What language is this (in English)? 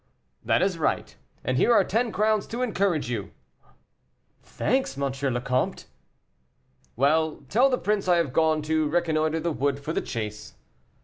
English